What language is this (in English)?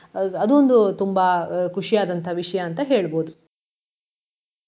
Kannada